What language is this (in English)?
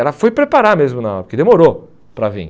Portuguese